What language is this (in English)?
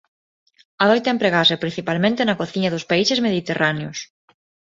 Galician